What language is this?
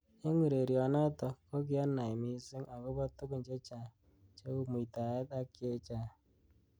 Kalenjin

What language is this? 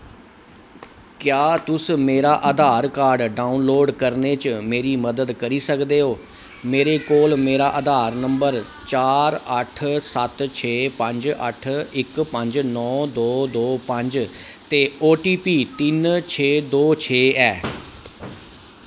Dogri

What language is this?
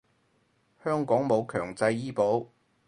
Cantonese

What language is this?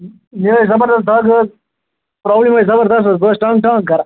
Kashmiri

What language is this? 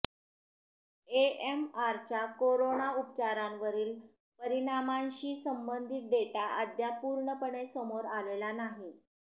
Marathi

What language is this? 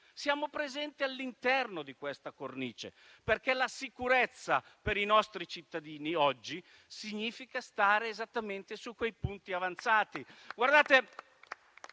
Italian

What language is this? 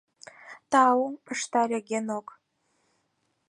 Mari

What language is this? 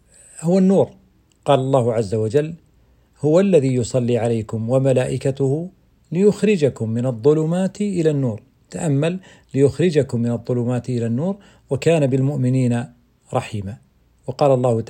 Arabic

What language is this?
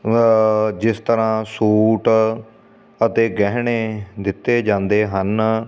Punjabi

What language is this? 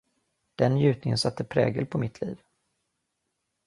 Swedish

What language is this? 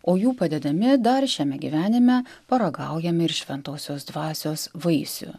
Lithuanian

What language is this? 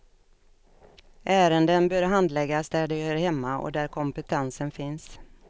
Swedish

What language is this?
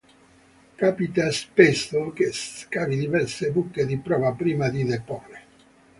Italian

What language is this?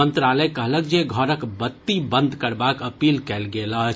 Maithili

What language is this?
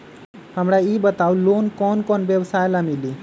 Magahi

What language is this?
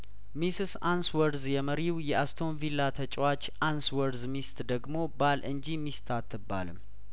Amharic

